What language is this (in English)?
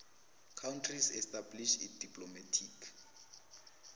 South Ndebele